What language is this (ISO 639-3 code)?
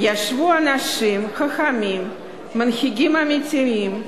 heb